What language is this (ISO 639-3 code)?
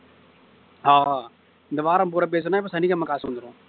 tam